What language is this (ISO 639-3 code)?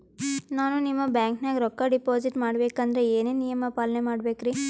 kan